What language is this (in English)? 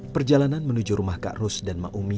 Indonesian